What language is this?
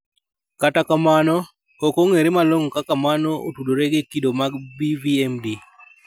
Luo (Kenya and Tanzania)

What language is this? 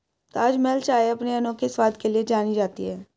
Hindi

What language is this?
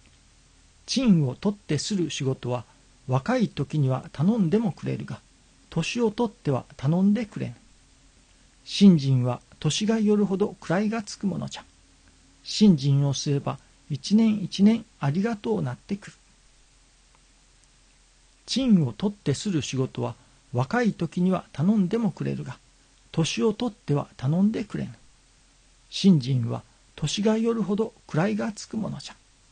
Japanese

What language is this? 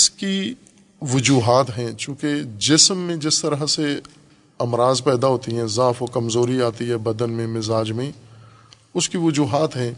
Urdu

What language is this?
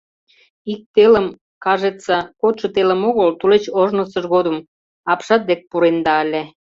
Mari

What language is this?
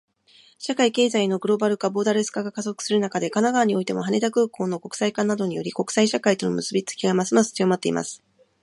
Japanese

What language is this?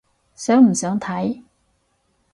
Cantonese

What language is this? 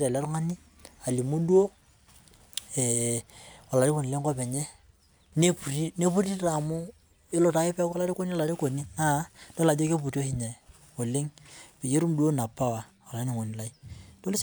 Masai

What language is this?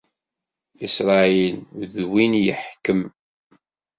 Kabyle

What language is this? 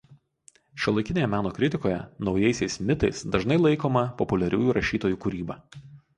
Lithuanian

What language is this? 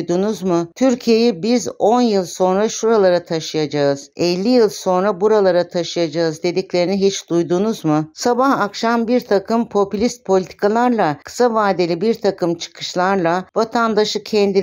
Turkish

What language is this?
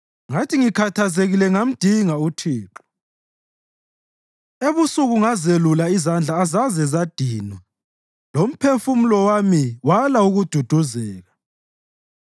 North Ndebele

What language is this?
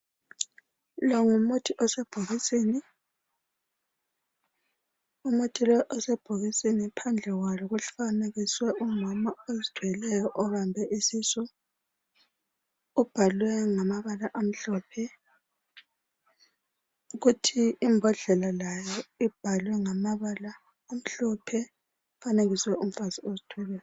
North Ndebele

